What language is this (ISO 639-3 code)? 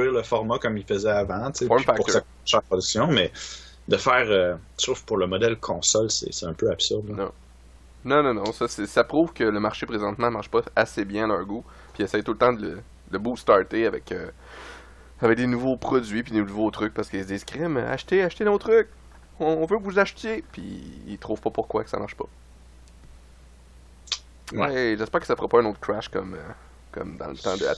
fra